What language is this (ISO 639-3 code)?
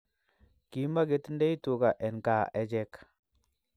kln